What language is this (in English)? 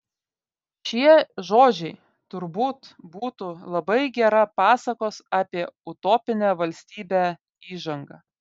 Lithuanian